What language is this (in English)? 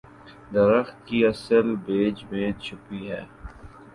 Urdu